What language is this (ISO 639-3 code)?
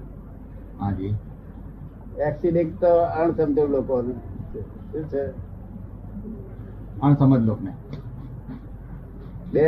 guj